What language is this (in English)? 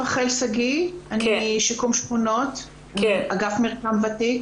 Hebrew